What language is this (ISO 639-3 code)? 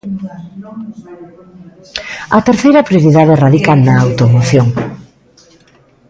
glg